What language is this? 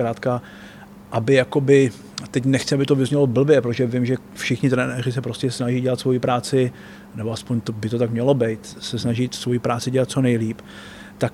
Czech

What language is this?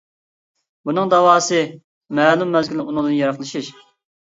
Uyghur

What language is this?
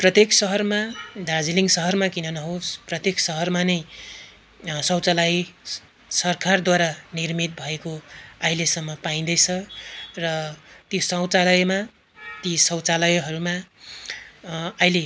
Nepali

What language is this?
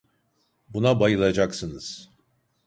Turkish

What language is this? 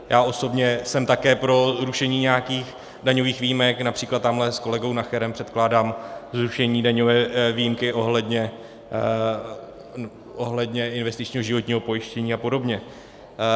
Czech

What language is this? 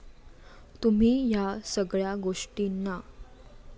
Marathi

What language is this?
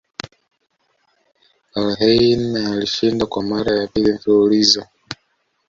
Swahili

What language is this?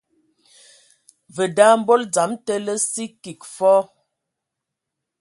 Ewondo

